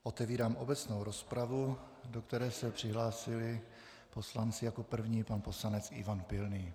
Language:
Czech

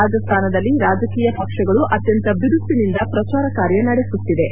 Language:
Kannada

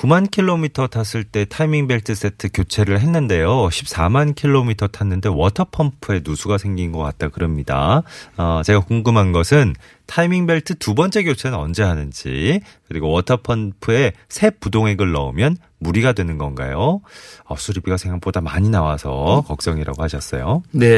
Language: Korean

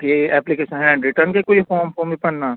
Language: Punjabi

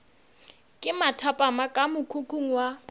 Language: Northern Sotho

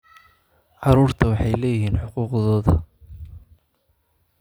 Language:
Somali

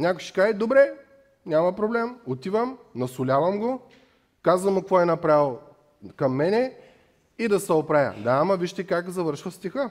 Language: Bulgarian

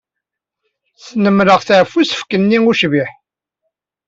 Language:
Kabyle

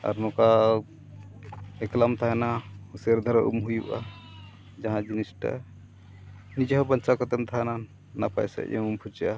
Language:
Santali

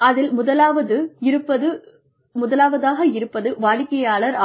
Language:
Tamil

